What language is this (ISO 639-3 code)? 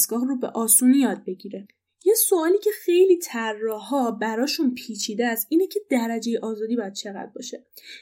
fas